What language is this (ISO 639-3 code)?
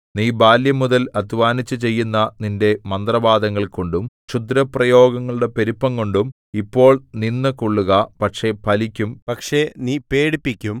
mal